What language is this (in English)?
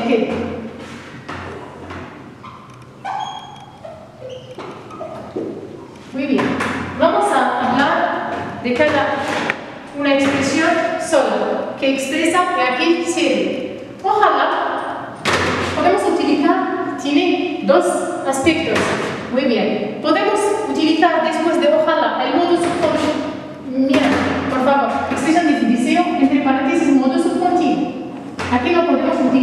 Spanish